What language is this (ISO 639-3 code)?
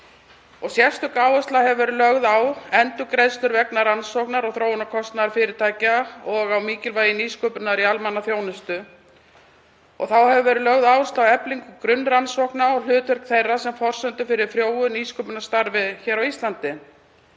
isl